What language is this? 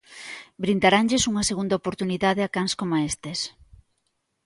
Galician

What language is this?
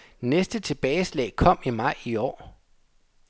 Danish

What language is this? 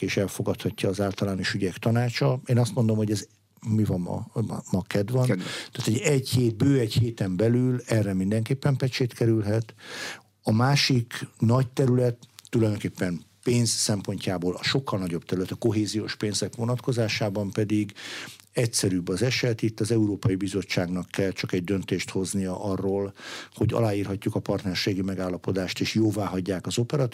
Hungarian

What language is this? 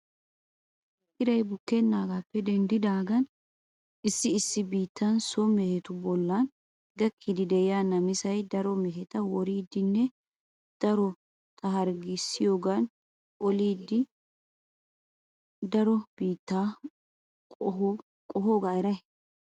Wolaytta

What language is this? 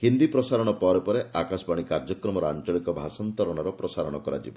Odia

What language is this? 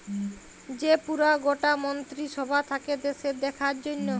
Bangla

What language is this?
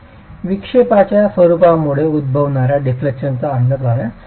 Marathi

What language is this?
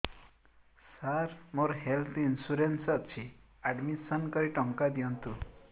Odia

